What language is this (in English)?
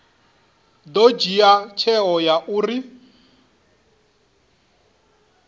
Venda